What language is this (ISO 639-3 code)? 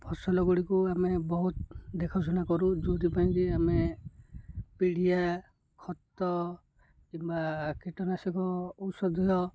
ori